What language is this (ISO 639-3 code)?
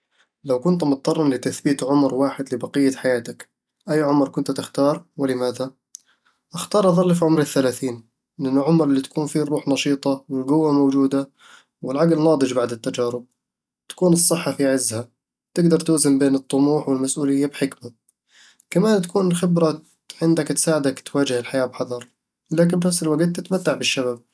avl